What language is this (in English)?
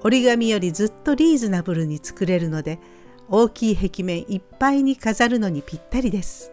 Japanese